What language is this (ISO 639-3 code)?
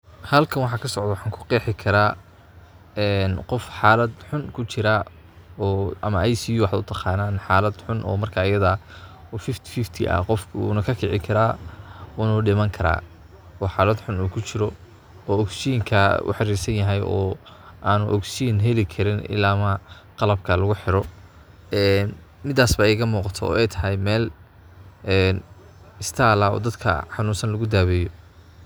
som